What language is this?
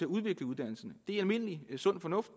Danish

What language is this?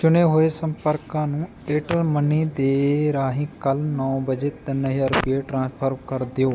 Punjabi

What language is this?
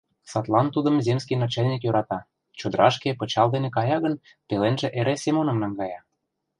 Mari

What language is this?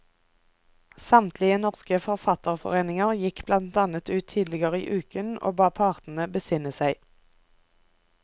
Norwegian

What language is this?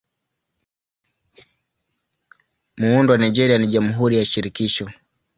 Swahili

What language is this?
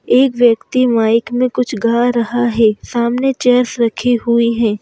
Hindi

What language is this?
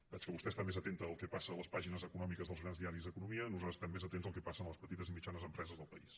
Catalan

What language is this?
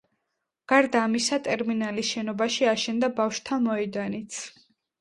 Georgian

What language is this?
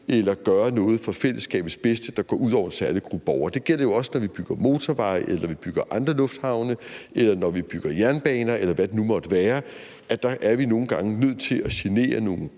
Danish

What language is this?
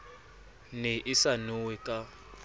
Southern Sotho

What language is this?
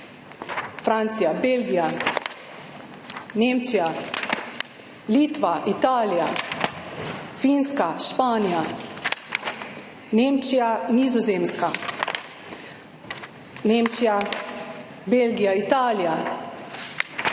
Slovenian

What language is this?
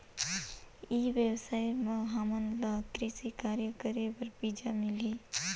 Chhattisgarhi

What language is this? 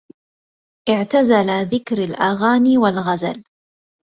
Arabic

